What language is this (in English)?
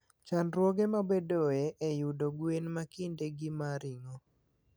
Luo (Kenya and Tanzania)